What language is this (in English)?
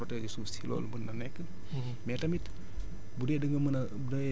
Wolof